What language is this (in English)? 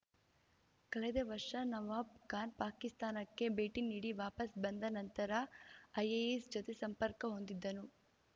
Kannada